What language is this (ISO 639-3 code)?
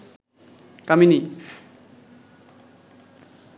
ben